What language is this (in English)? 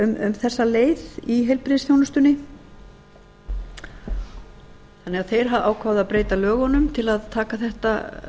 Icelandic